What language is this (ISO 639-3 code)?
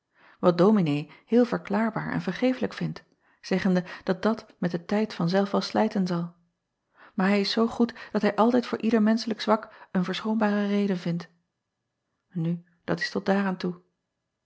nld